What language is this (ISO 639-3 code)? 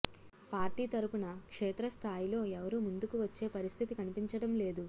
tel